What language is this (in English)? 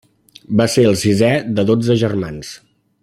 Catalan